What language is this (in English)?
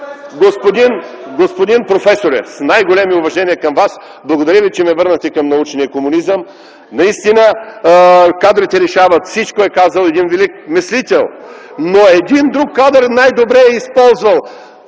Bulgarian